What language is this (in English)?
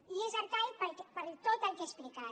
Catalan